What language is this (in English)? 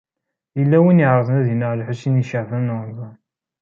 Kabyle